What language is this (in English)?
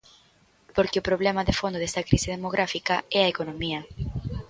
Galician